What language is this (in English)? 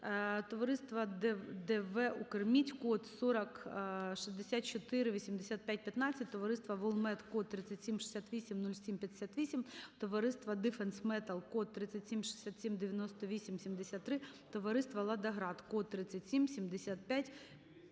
Ukrainian